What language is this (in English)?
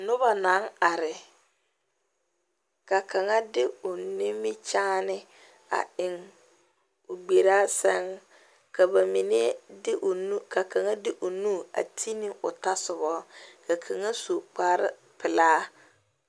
Southern Dagaare